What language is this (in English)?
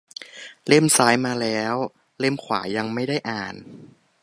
Thai